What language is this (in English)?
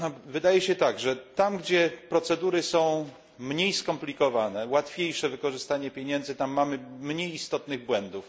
Polish